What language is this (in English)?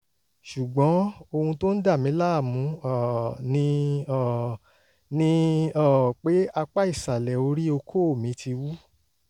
Yoruba